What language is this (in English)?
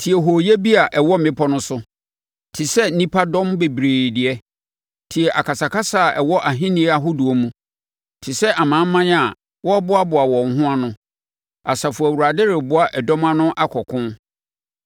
Akan